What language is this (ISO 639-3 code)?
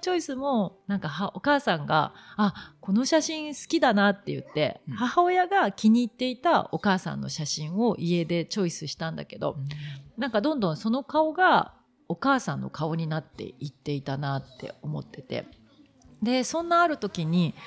jpn